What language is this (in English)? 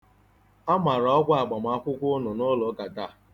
Igbo